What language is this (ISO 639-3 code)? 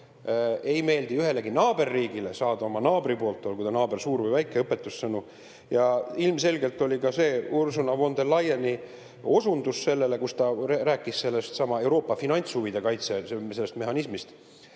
est